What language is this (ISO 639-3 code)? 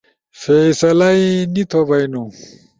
ush